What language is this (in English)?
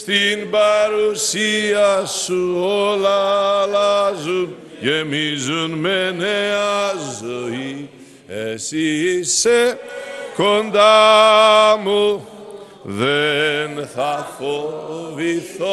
Greek